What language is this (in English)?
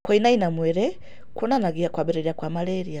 Kikuyu